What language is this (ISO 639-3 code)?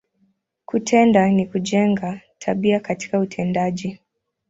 swa